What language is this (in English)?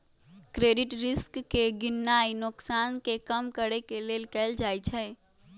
Magahi